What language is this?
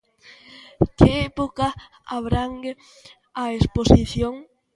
Galician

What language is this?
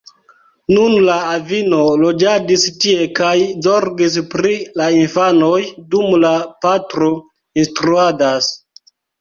Esperanto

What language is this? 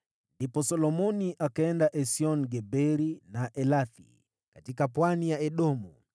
Swahili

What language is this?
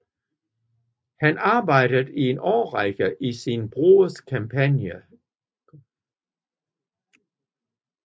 Danish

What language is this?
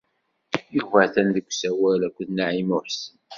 Kabyle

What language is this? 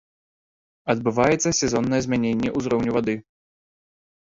Belarusian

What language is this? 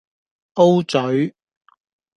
Cantonese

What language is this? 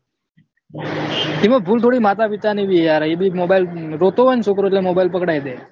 Gujarati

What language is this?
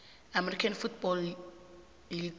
South Ndebele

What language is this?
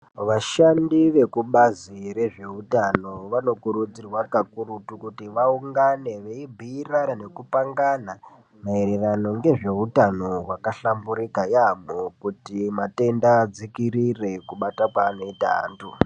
Ndau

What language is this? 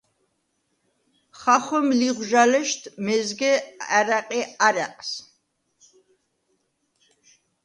Svan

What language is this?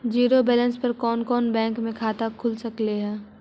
Magahi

